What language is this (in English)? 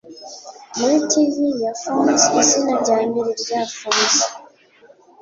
Kinyarwanda